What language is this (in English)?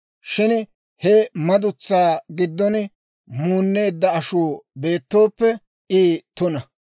Dawro